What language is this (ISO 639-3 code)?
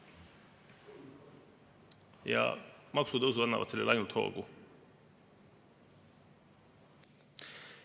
est